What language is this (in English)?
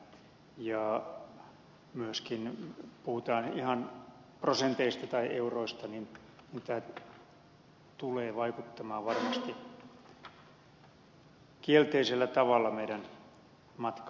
Finnish